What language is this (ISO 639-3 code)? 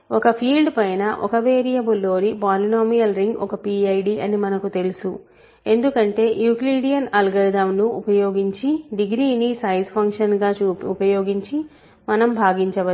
tel